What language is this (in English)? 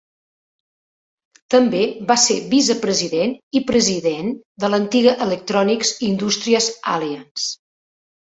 Catalan